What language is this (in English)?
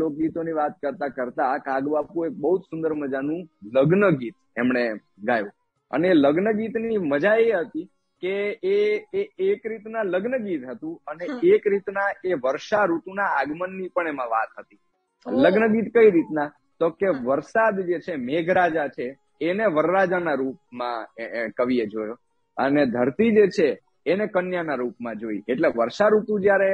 Gujarati